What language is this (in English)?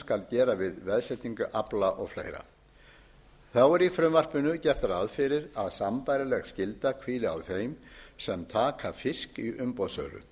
Icelandic